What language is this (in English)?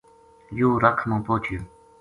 Gujari